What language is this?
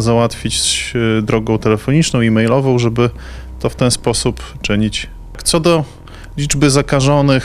Polish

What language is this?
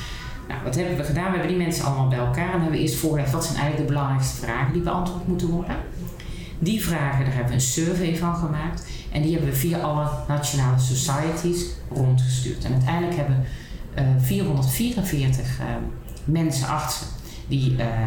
Dutch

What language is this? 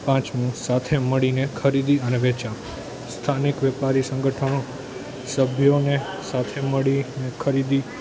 Gujarati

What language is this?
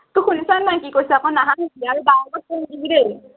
Assamese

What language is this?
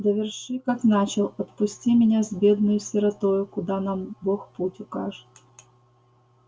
Russian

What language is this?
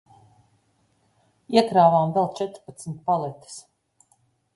Latvian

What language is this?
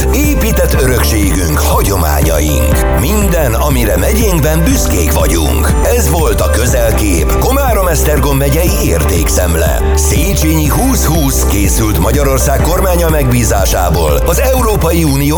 Hungarian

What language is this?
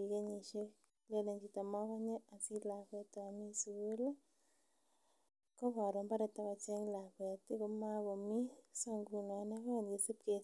Kalenjin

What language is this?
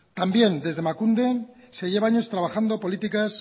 Spanish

